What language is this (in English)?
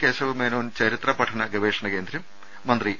Malayalam